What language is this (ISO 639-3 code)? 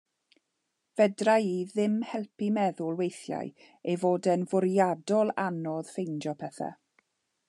cym